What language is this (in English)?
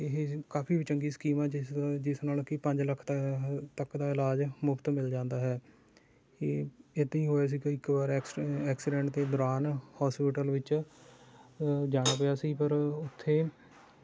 Punjabi